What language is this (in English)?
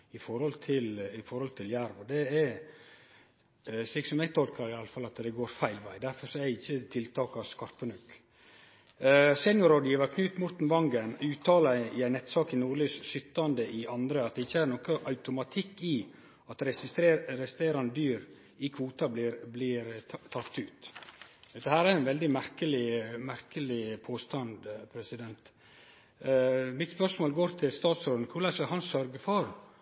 Norwegian Nynorsk